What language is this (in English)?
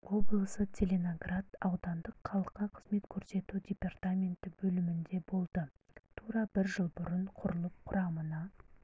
Kazakh